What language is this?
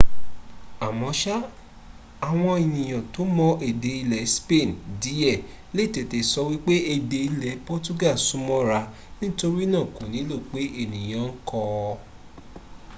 Yoruba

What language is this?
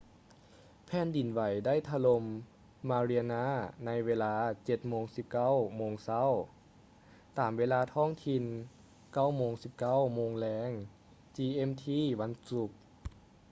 Lao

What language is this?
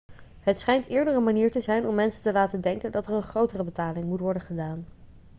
Dutch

